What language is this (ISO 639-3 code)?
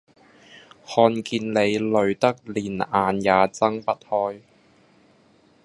yue